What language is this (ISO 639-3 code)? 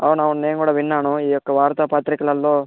tel